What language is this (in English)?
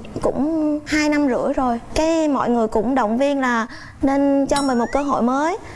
Vietnamese